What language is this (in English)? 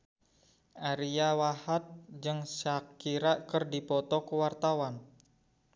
Sundanese